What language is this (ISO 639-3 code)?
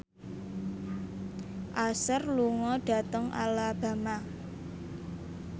jav